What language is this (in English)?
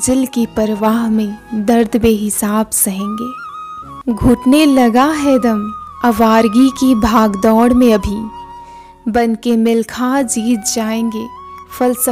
Hindi